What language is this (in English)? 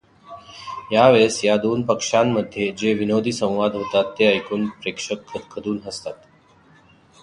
Marathi